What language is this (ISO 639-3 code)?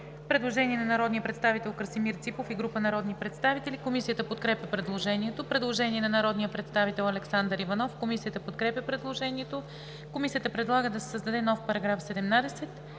bul